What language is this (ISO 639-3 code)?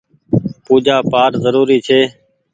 gig